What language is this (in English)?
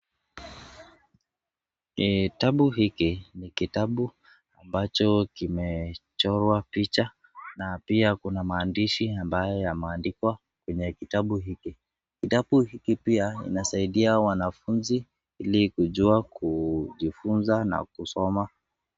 Swahili